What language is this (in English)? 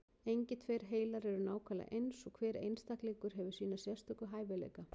Icelandic